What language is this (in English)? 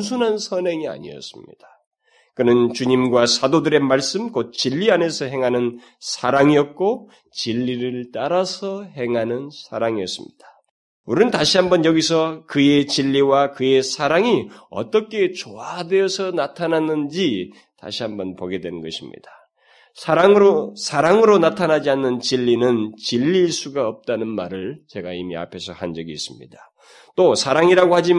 Korean